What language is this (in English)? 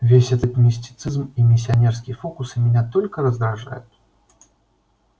Russian